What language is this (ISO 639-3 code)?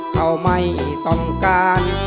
tha